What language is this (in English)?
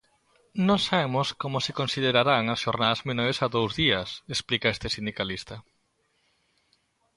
Galician